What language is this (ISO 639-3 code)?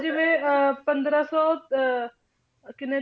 pan